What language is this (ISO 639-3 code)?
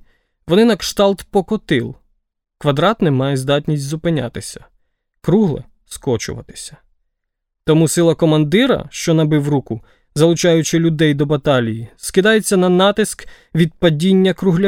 ukr